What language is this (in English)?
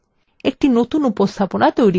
Bangla